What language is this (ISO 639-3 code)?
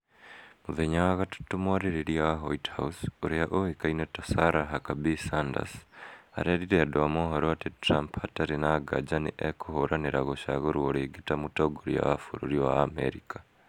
kik